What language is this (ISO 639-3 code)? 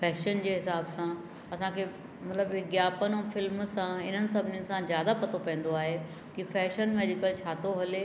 snd